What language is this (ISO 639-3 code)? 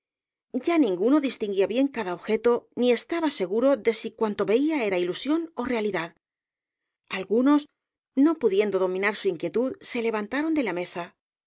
spa